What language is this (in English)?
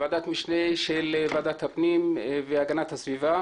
Hebrew